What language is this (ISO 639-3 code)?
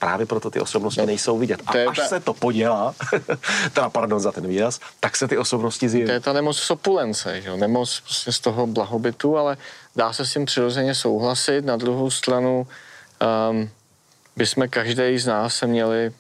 ces